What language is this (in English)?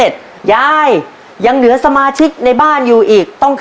Thai